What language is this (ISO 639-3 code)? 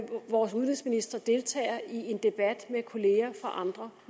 dan